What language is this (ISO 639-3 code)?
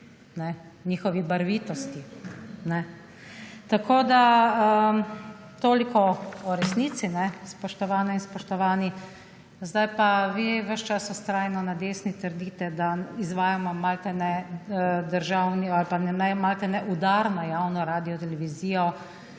slv